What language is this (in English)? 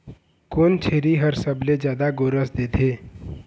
Chhattisgarhi